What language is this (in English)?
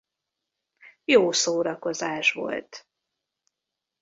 Hungarian